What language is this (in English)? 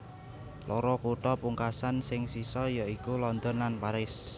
Javanese